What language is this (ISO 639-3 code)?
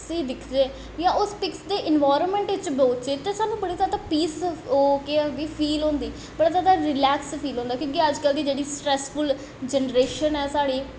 doi